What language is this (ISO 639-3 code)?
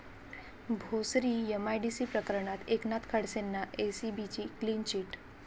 mar